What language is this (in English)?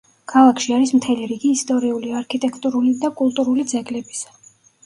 Georgian